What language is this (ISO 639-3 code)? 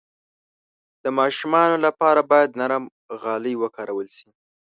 pus